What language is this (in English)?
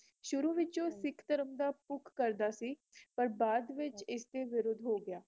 Punjabi